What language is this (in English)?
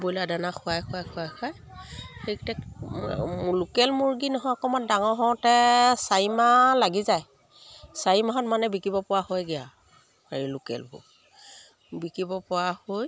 Assamese